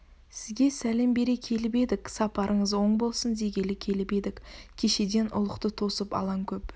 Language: Kazakh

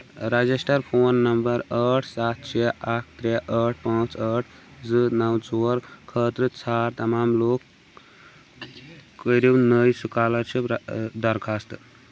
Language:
Kashmiri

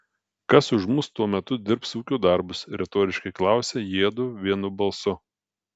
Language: Lithuanian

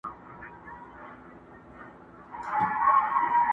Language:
Pashto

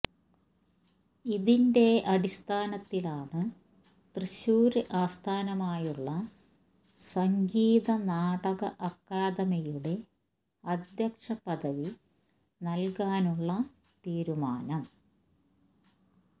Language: Malayalam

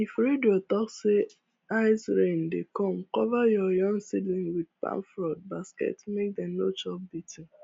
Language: Nigerian Pidgin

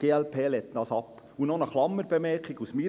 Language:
Swiss German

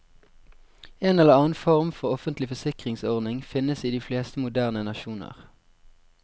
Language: Norwegian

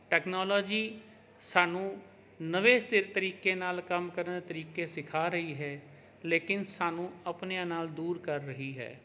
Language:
Punjabi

